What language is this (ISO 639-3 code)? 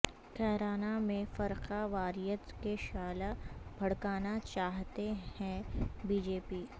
urd